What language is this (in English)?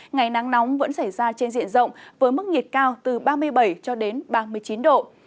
Vietnamese